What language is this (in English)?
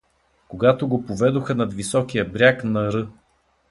Bulgarian